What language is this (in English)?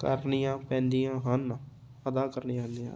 Punjabi